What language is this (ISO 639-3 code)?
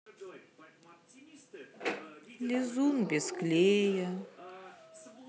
rus